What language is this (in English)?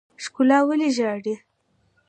Pashto